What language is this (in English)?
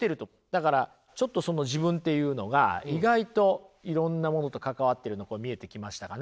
Japanese